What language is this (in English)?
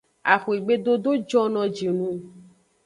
Aja (Benin)